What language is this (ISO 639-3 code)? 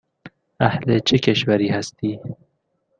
fas